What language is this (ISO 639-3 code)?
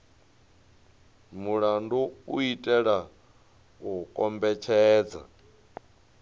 ven